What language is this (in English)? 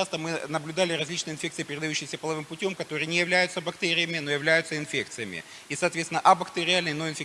Russian